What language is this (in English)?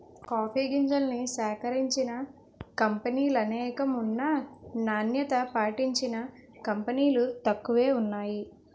Telugu